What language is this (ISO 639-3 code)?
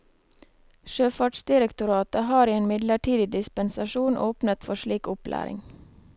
nor